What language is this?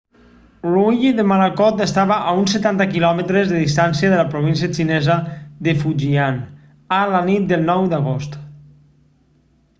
Catalan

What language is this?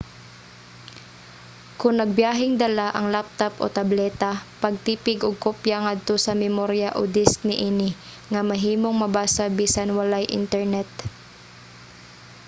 Cebuano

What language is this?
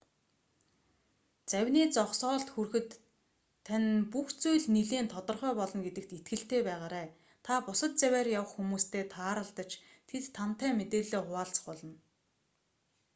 Mongolian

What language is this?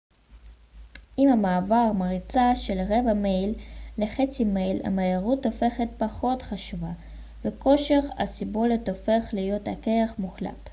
Hebrew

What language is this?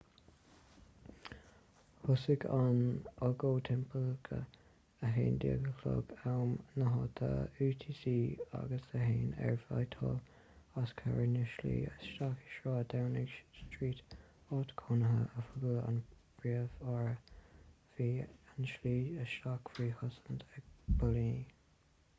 Irish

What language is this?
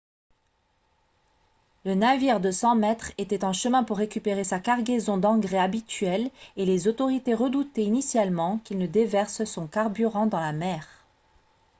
French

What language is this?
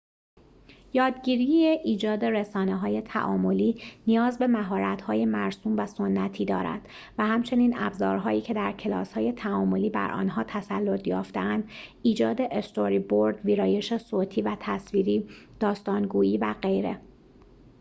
Persian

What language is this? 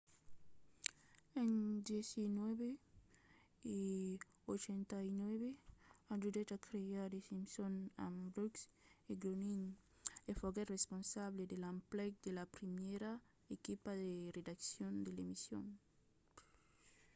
Occitan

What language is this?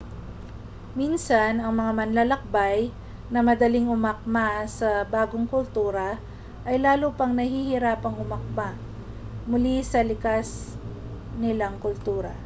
Filipino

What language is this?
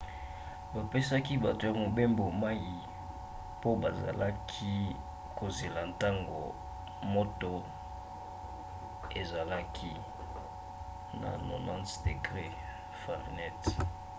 Lingala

